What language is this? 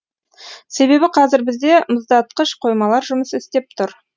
Kazakh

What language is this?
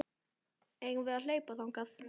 Icelandic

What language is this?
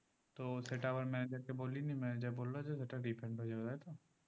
Bangla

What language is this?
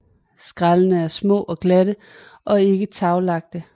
Danish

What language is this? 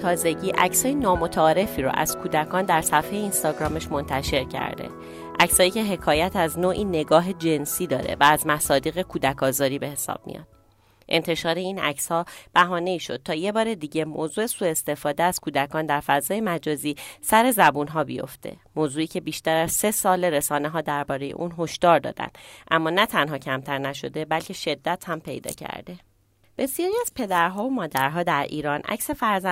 Persian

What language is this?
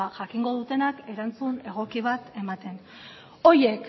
Basque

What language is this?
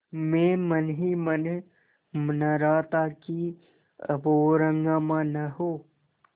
Hindi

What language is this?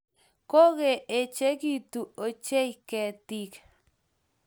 Kalenjin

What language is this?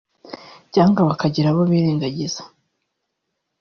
Kinyarwanda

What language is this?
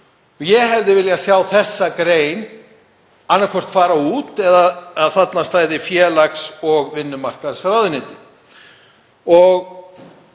Icelandic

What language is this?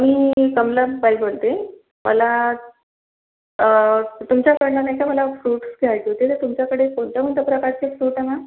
Marathi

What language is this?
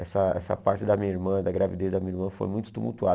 Portuguese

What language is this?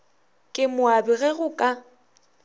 Northern Sotho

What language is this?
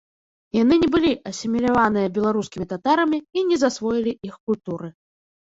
Belarusian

